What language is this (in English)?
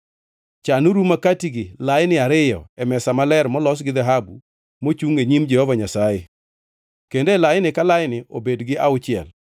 Luo (Kenya and Tanzania)